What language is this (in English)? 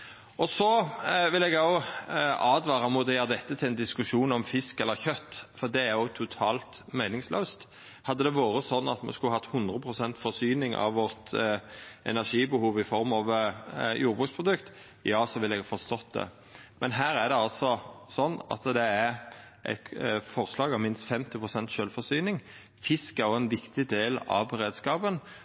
Norwegian Nynorsk